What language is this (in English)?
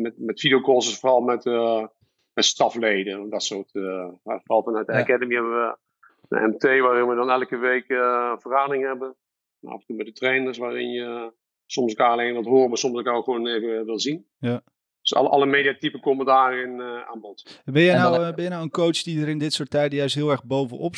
Dutch